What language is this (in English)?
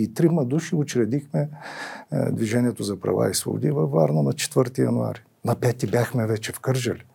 Bulgarian